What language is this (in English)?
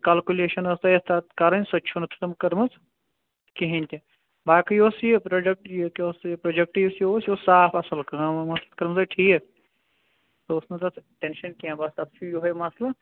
Kashmiri